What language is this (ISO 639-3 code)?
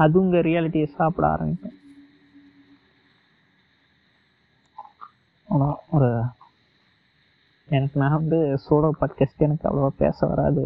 tam